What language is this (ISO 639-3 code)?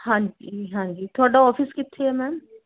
pan